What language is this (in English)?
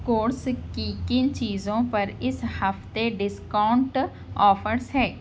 Urdu